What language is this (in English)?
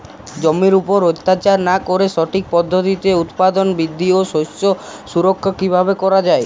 Bangla